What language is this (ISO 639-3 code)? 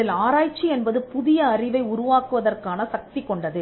tam